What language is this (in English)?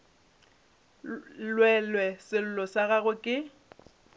Northern Sotho